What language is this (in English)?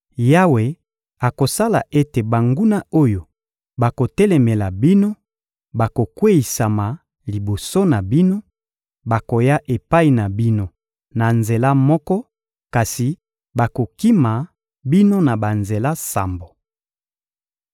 Lingala